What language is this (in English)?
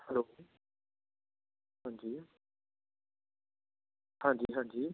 Punjabi